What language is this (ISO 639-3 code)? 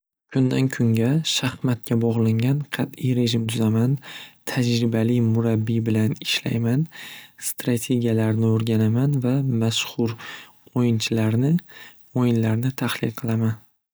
uzb